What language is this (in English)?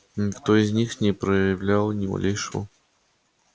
Russian